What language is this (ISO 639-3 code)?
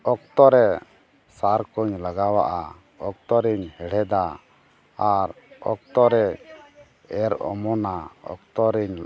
sat